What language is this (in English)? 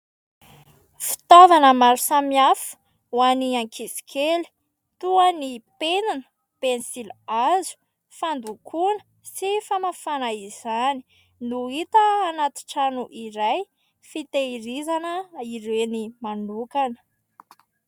Malagasy